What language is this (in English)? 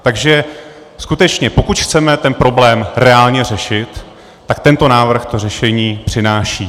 Czech